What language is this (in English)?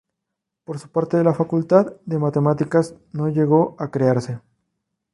Spanish